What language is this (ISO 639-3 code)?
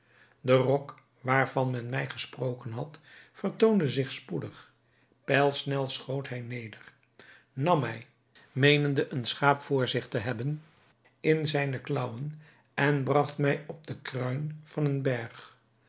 nld